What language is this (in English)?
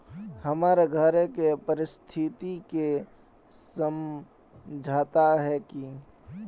Magahi